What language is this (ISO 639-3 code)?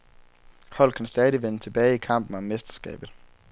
dan